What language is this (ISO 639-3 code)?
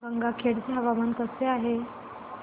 mar